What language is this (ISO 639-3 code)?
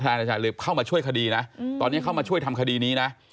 tha